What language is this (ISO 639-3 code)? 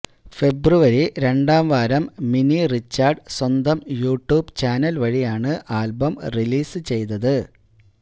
mal